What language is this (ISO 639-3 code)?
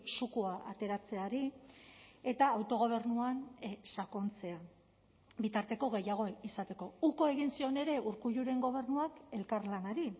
eus